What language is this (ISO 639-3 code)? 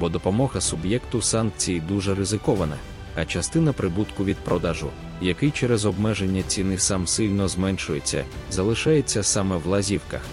ukr